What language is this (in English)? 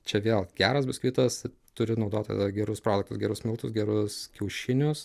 Lithuanian